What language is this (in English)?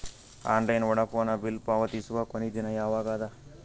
Kannada